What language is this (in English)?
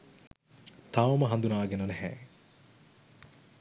Sinhala